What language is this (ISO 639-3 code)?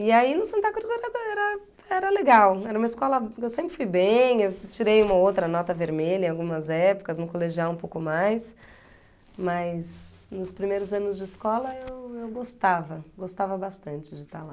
por